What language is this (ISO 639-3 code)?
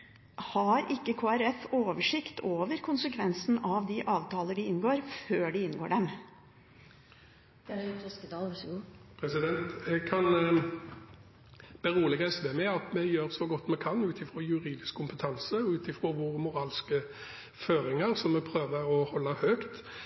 nob